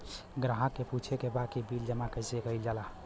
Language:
Bhojpuri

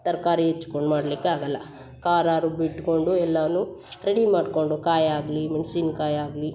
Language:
Kannada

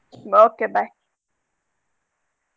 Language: Kannada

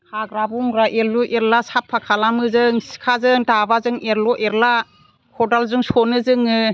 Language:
Bodo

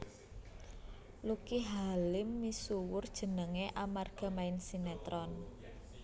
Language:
Javanese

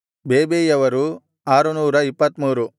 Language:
Kannada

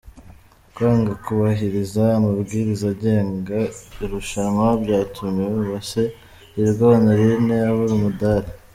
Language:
Kinyarwanda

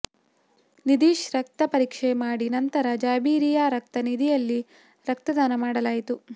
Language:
Kannada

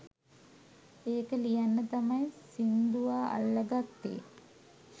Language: Sinhala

